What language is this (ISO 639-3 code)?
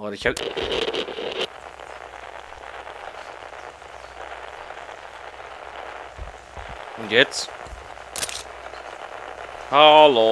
deu